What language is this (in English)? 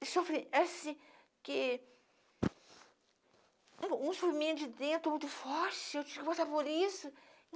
Portuguese